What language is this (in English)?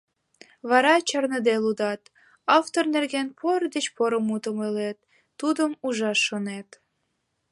Mari